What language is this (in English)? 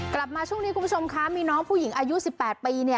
Thai